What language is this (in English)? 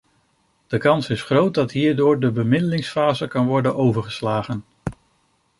Dutch